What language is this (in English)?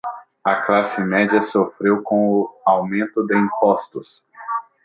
Portuguese